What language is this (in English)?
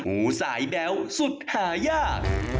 Thai